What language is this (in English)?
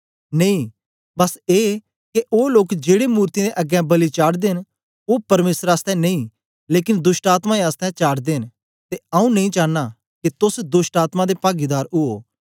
Dogri